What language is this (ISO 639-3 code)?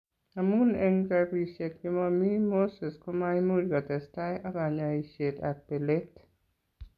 kln